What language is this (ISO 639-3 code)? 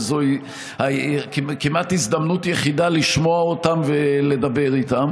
heb